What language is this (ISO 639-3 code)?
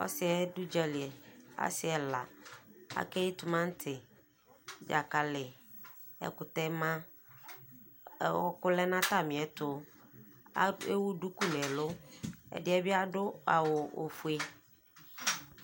kpo